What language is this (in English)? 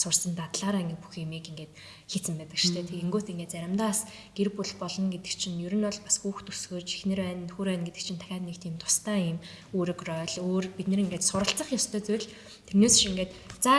Turkish